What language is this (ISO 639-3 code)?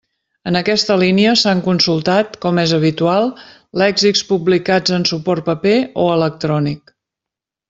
cat